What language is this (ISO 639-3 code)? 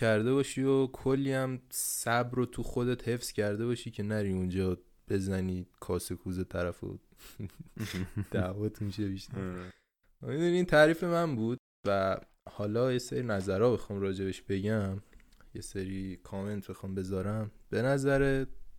fas